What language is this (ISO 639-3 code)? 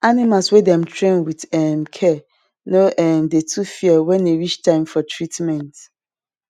pcm